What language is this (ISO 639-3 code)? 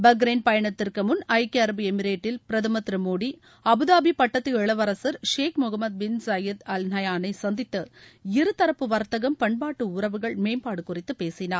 tam